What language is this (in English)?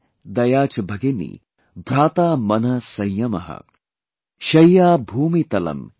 English